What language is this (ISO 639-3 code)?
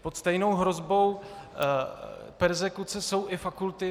ces